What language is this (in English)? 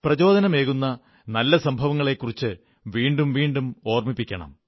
Malayalam